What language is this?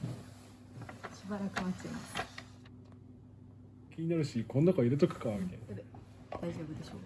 Japanese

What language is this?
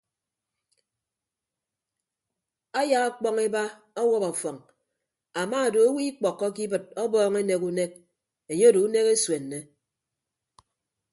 Ibibio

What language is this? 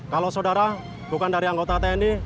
Indonesian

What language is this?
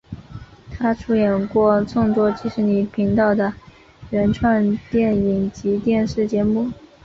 Chinese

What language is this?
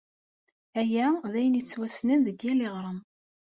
Kabyle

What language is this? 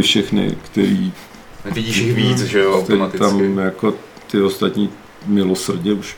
Czech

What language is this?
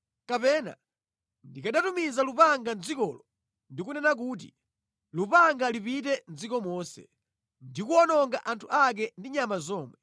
Nyanja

